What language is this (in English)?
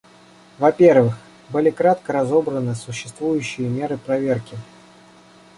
Russian